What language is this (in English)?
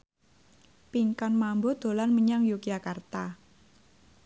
Javanese